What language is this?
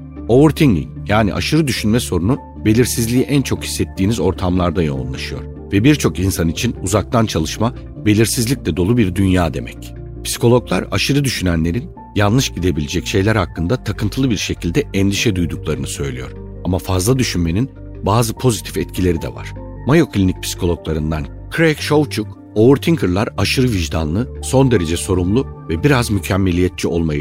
Turkish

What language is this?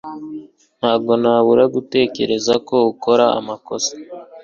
Kinyarwanda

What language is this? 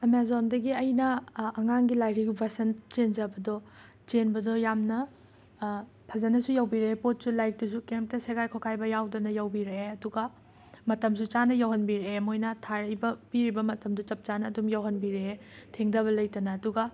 Manipuri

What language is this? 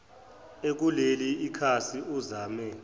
Zulu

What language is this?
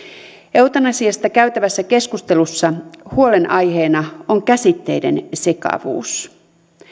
Finnish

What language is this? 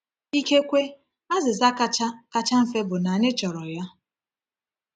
Igbo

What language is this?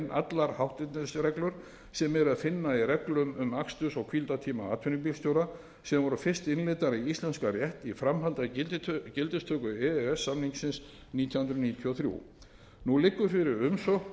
Icelandic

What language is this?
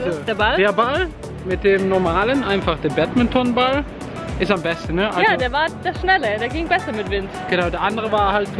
German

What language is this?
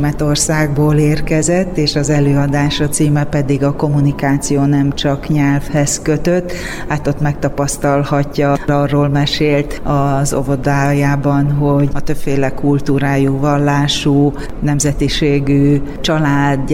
Hungarian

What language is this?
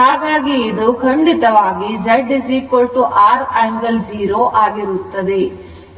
Kannada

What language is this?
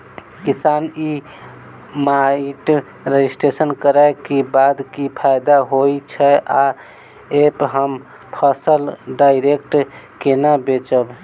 Maithili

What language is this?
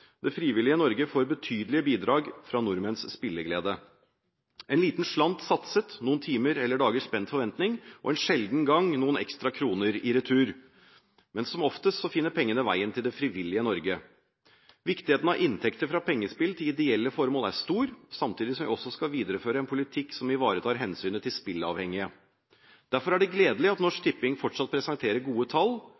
Norwegian Bokmål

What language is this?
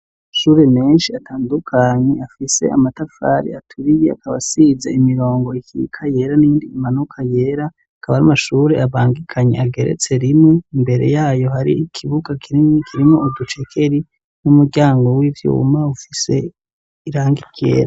Rundi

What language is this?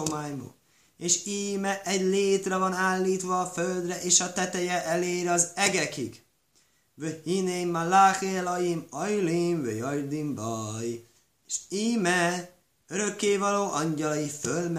Hungarian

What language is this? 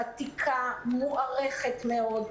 Hebrew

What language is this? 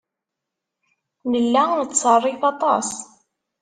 Kabyle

